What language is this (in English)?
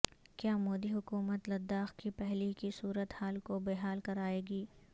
Urdu